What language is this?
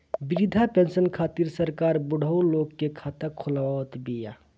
Bhojpuri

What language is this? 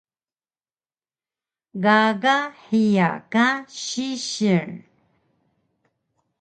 Taroko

